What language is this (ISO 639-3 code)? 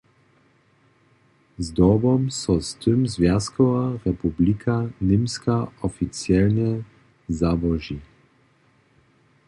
hsb